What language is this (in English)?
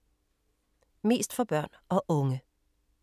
Danish